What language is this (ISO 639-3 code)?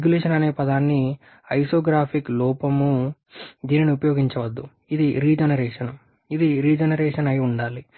tel